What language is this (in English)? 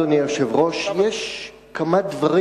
Hebrew